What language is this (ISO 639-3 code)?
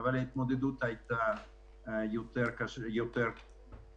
heb